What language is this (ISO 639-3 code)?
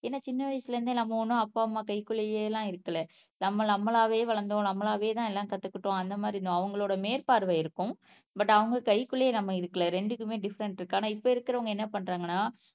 tam